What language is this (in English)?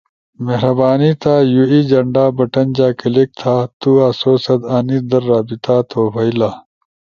Ushojo